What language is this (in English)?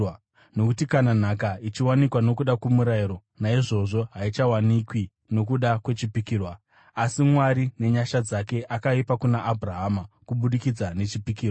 Shona